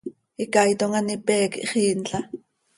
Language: Seri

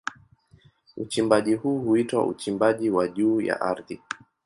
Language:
Swahili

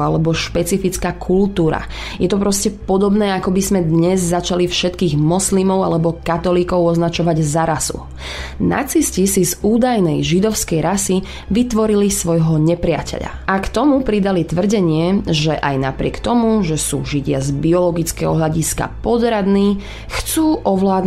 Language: Slovak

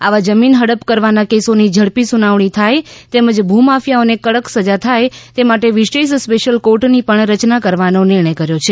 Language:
Gujarati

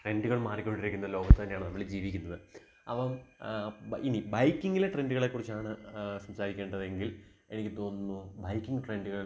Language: Malayalam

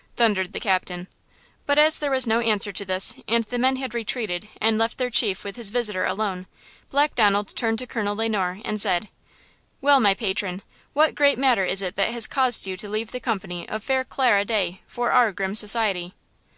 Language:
English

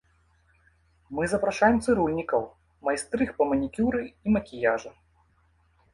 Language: Belarusian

